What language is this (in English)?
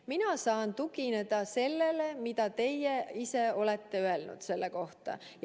Estonian